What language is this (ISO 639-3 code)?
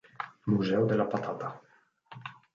ita